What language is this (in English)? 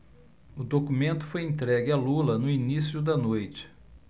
Portuguese